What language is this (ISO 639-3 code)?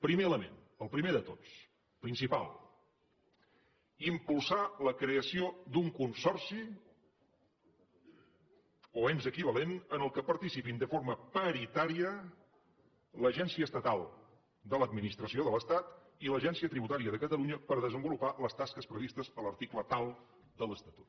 cat